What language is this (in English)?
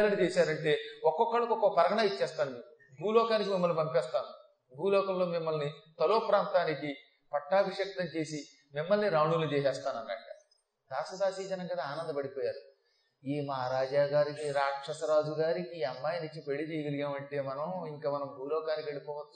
Telugu